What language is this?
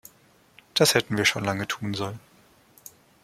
German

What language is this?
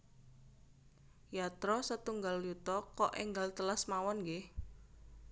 Javanese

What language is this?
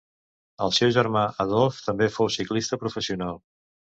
Catalan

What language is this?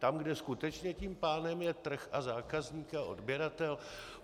Czech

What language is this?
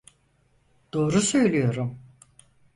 Turkish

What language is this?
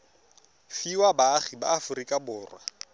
Tswana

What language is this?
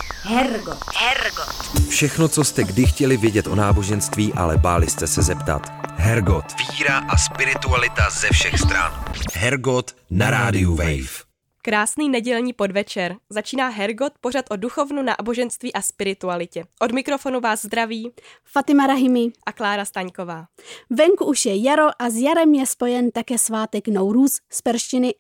Czech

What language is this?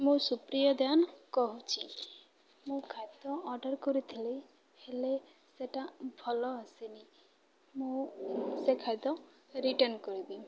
Odia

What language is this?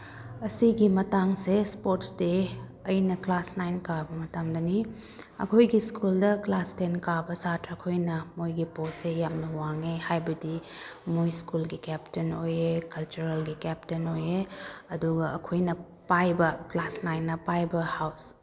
Manipuri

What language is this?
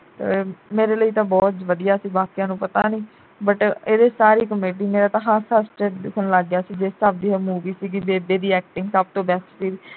Punjabi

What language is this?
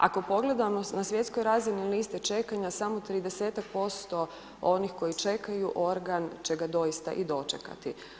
Croatian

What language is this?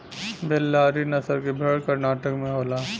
Bhojpuri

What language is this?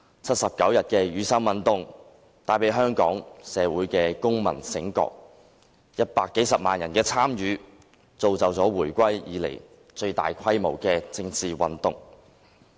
Cantonese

